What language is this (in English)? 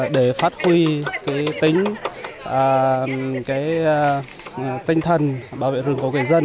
Vietnamese